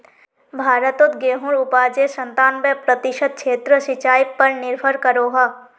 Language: Magahi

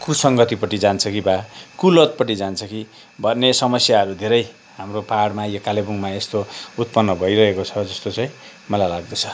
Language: Nepali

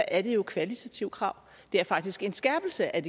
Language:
Danish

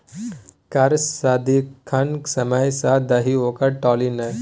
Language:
Maithili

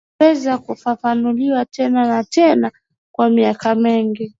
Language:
Swahili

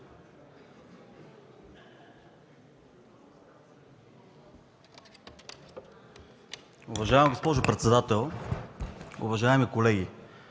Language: Bulgarian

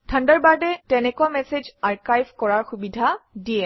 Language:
Assamese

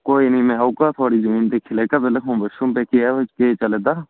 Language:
Dogri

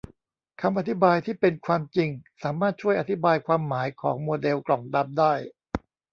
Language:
Thai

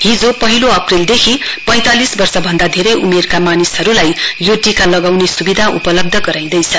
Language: Nepali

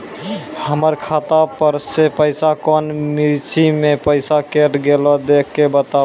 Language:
Maithili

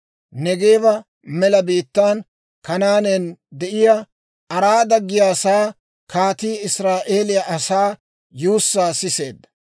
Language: Dawro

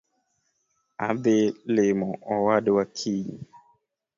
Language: Luo (Kenya and Tanzania)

